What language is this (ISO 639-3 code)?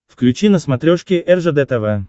rus